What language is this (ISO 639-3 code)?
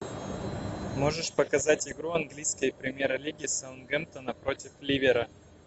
rus